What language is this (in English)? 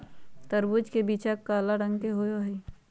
Magahi